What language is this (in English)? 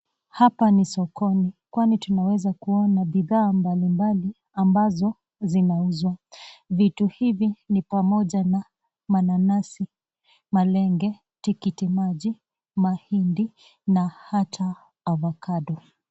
Swahili